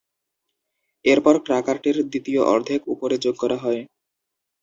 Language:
Bangla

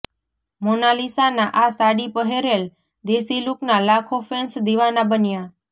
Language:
Gujarati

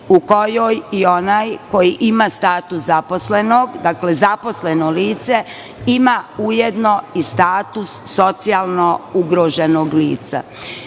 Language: Serbian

